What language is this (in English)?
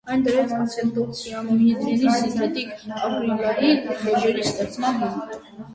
Armenian